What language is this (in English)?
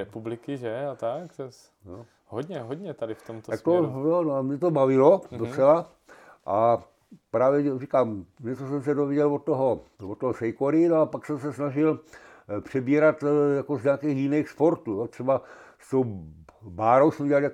Czech